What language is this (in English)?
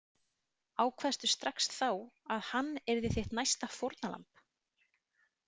Icelandic